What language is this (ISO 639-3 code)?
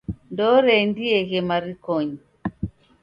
dav